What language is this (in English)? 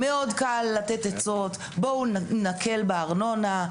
Hebrew